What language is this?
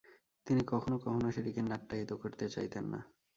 Bangla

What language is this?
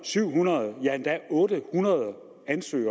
Danish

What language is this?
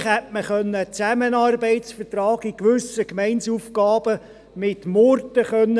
Swiss German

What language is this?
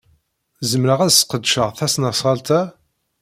Kabyle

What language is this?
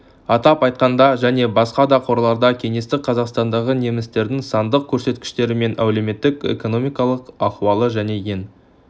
Kazakh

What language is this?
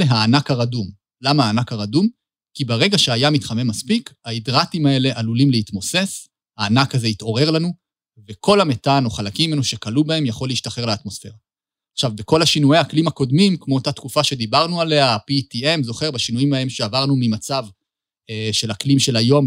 Hebrew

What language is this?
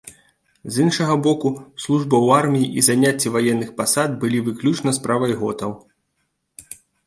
Belarusian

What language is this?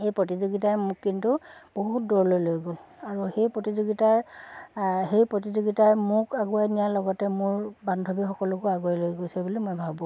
Assamese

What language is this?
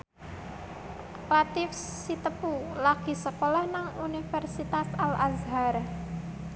Javanese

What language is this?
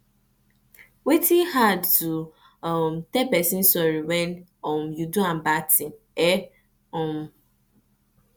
Nigerian Pidgin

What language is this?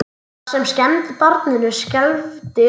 Icelandic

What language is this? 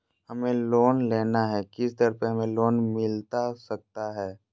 Magahi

